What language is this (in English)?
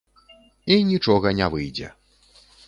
Belarusian